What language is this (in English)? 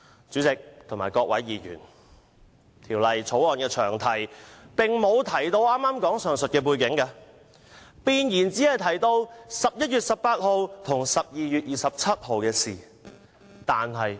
Cantonese